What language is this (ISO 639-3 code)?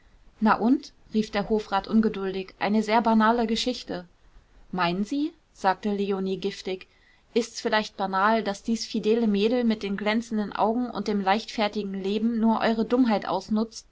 deu